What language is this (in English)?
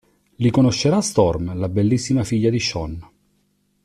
Italian